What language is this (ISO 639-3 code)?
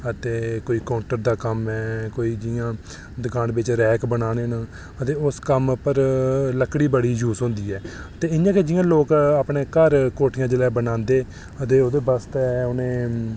doi